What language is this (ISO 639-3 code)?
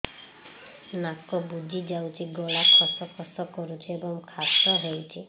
ori